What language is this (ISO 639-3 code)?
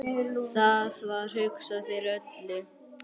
isl